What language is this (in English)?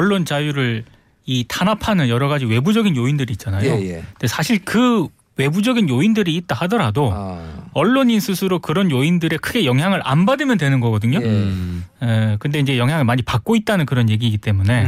Korean